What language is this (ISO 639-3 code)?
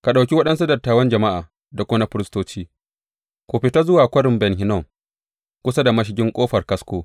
hau